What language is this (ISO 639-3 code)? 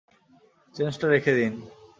ben